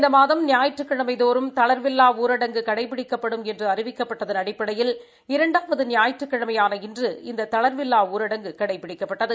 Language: Tamil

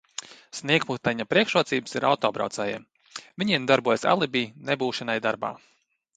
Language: Latvian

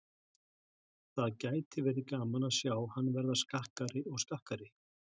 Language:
Icelandic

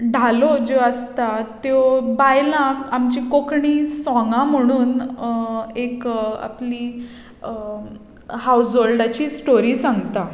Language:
Konkani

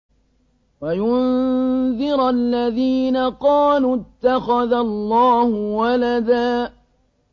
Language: Arabic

